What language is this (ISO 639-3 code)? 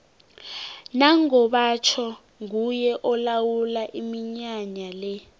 nbl